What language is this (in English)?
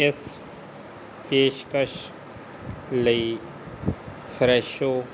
Punjabi